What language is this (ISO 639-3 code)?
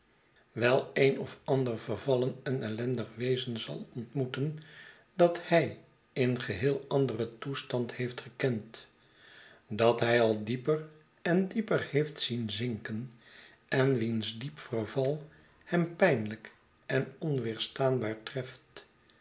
nld